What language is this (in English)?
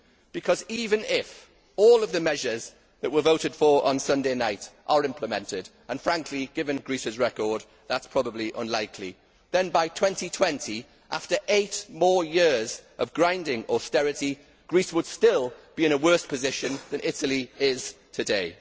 English